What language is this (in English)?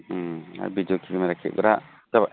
Bodo